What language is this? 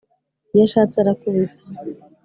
Kinyarwanda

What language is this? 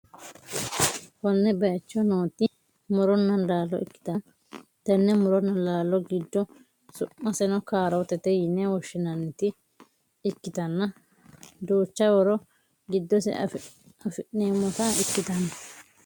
Sidamo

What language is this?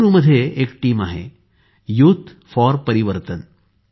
Marathi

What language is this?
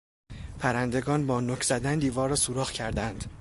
Persian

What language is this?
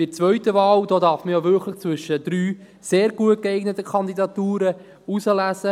Swiss German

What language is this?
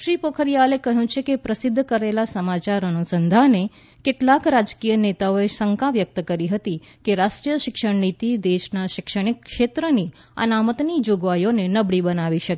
Gujarati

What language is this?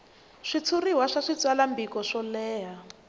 Tsonga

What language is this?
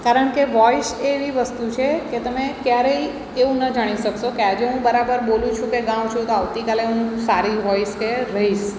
Gujarati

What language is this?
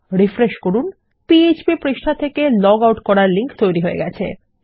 Bangla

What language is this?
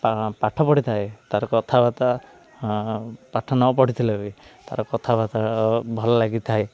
Odia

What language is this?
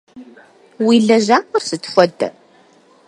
Kabardian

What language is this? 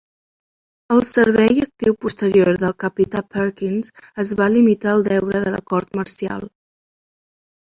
Catalan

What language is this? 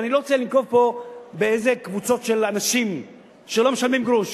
Hebrew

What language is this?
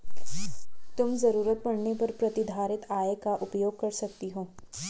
Hindi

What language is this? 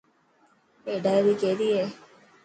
Dhatki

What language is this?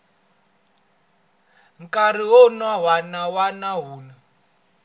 Tsonga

